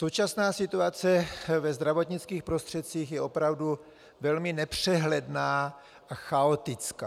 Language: Czech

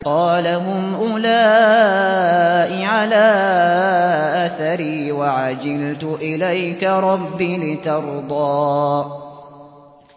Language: Arabic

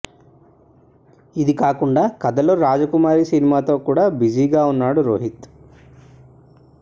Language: Telugu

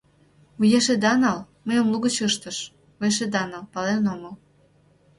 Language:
Mari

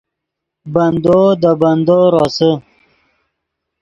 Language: Yidgha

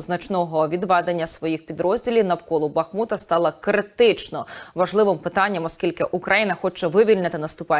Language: Ukrainian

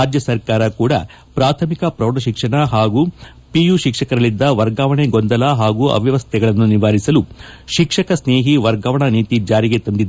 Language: Kannada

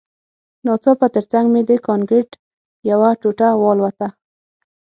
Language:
Pashto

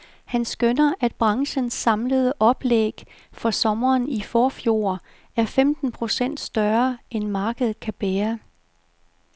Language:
Danish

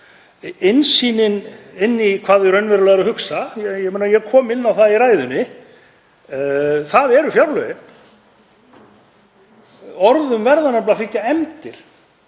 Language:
Icelandic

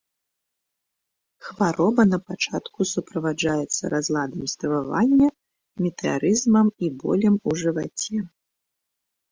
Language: Belarusian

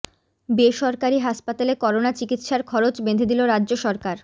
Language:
Bangla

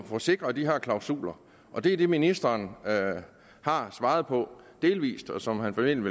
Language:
Danish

